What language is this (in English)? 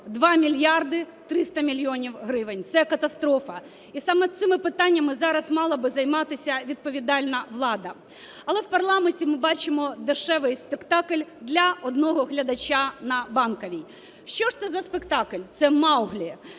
Ukrainian